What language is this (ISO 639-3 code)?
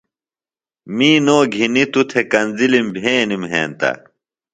phl